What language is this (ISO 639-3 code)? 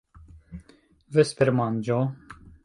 epo